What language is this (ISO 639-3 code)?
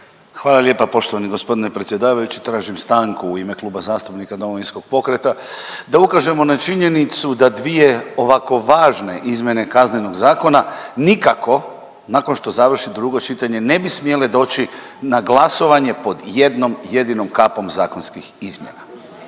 hrv